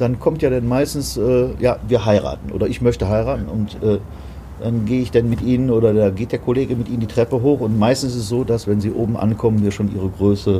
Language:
German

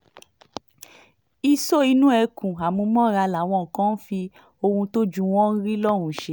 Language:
Yoruba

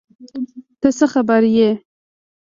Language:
Pashto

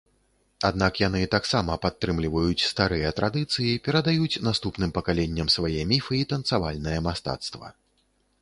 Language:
Belarusian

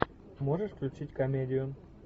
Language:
Russian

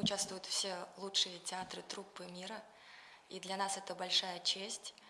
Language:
Russian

